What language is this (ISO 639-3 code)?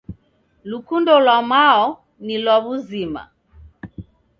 dav